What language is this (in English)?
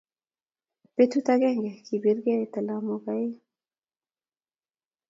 Kalenjin